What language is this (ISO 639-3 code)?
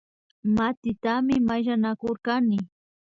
qvi